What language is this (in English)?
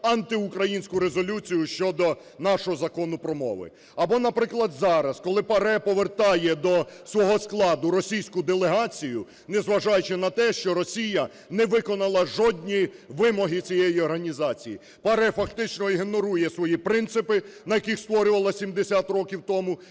Ukrainian